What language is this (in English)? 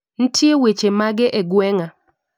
Luo (Kenya and Tanzania)